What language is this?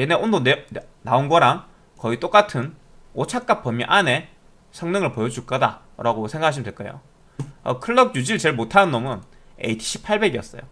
Korean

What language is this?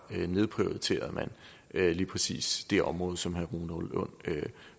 Danish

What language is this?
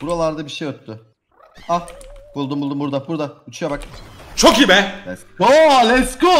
Turkish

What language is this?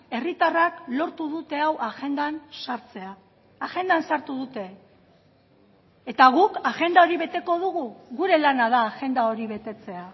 Basque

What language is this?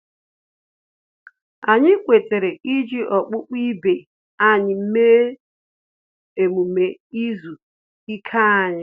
Igbo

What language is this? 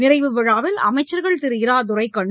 Tamil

